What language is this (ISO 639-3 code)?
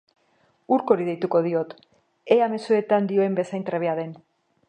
eus